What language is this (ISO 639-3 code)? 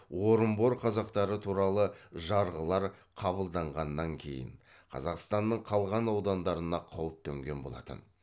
kaz